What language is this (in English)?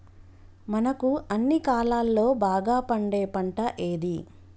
Telugu